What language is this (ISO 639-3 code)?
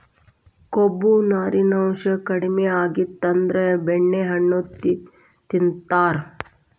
kan